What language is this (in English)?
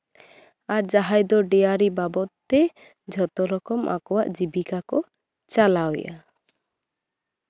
Santali